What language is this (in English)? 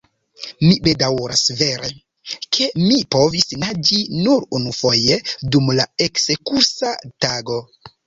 Esperanto